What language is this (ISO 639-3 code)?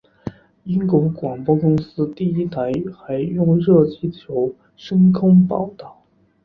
zho